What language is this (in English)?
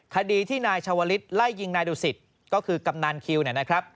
Thai